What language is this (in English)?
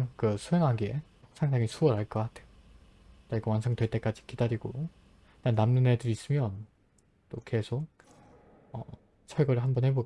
Korean